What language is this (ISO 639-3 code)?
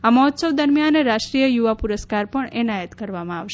guj